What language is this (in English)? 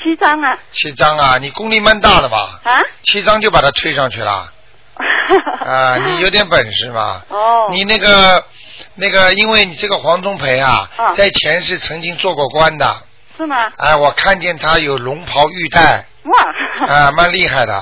Chinese